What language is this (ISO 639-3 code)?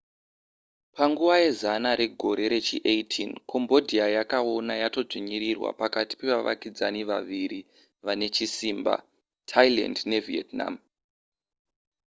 sna